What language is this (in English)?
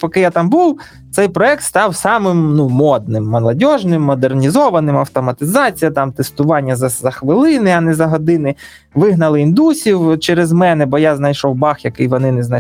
Ukrainian